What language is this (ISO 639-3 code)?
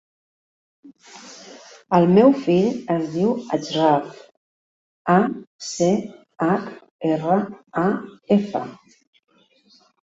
cat